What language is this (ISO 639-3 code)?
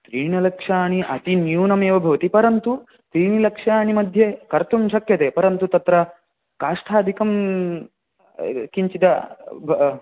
san